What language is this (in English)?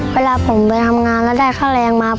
Thai